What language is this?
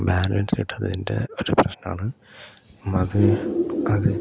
Malayalam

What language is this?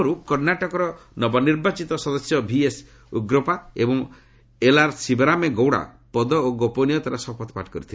Odia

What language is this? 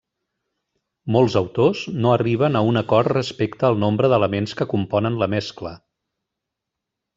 Catalan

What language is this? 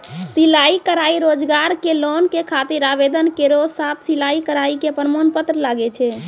Maithili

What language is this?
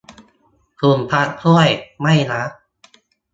Thai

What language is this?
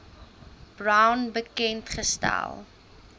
Afrikaans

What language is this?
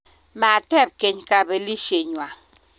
Kalenjin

